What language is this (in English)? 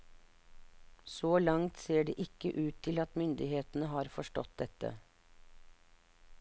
Norwegian